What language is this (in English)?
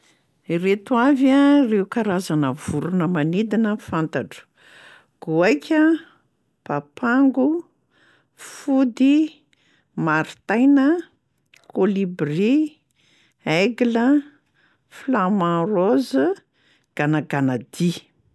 Malagasy